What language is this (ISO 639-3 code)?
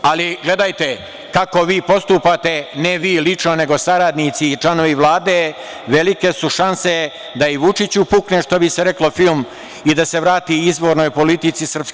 srp